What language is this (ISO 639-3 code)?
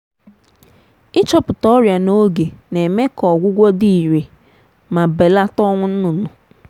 ibo